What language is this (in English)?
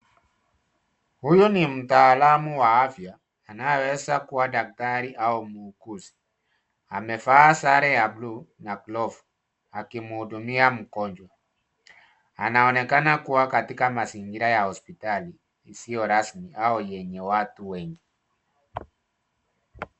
Swahili